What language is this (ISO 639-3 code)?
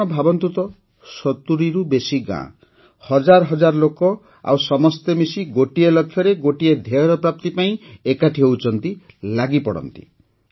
ori